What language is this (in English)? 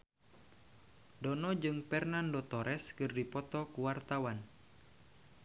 Sundanese